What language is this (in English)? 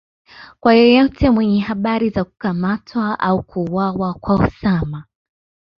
Swahili